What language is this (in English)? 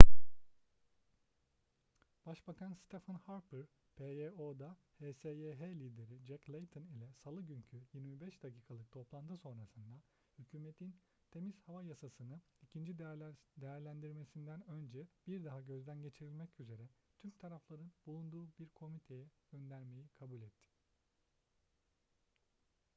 Turkish